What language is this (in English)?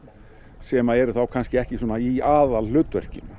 Icelandic